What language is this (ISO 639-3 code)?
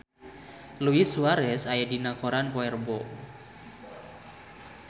sun